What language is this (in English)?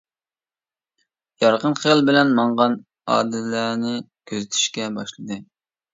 Uyghur